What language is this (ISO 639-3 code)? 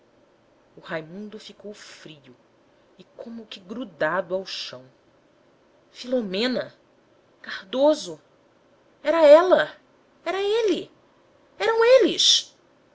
por